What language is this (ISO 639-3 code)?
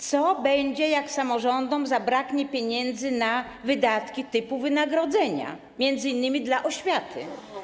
pol